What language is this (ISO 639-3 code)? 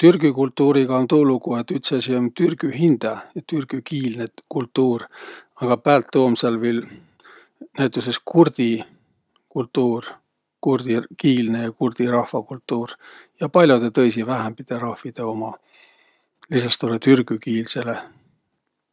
vro